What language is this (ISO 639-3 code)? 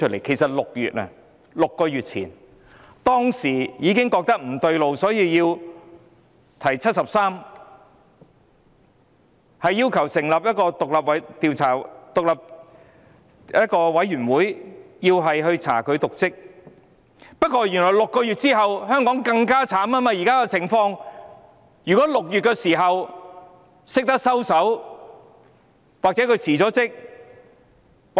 yue